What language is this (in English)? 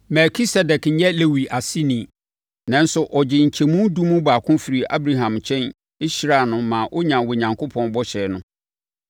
Akan